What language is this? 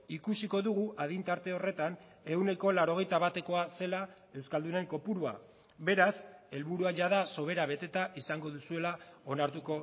Basque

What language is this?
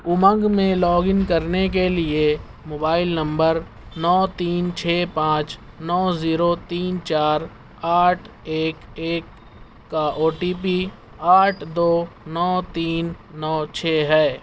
Urdu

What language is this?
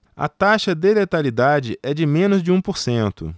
Portuguese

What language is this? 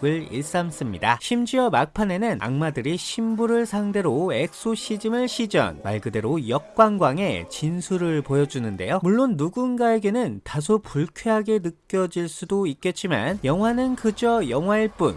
Korean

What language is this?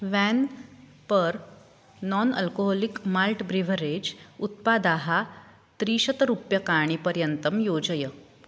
Sanskrit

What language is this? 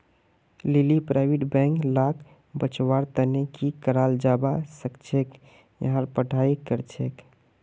Magahi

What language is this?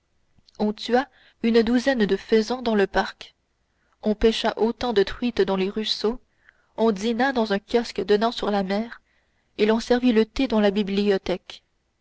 French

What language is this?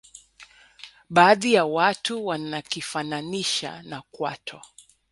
Swahili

